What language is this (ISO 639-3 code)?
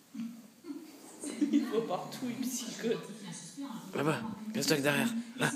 fra